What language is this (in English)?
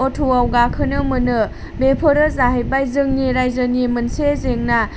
Bodo